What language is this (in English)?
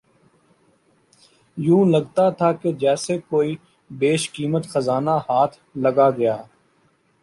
Urdu